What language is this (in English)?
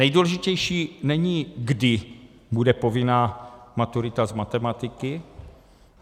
Czech